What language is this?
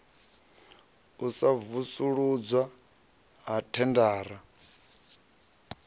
Venda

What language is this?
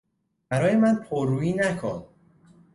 Persian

